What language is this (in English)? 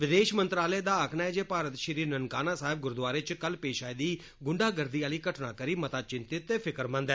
Dogri